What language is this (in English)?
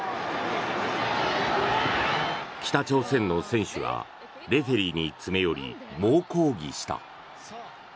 Japanese